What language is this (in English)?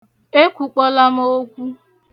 Igbo